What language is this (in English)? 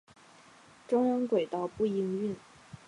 Chinese